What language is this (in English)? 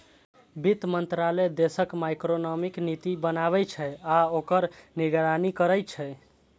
Maithili